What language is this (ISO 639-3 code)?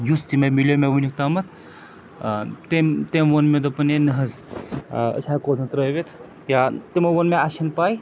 kas